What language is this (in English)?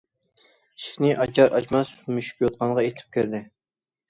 Uyghur